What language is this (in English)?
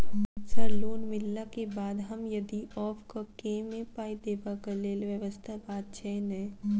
Maithili